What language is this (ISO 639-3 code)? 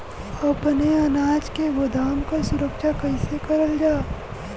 bho